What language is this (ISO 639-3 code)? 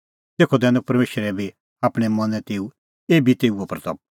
kfx